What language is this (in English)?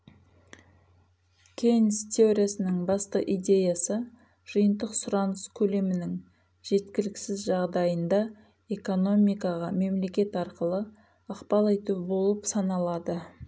Kazakh